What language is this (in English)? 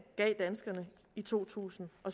Danish